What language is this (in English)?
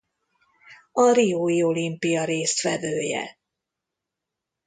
Hungarian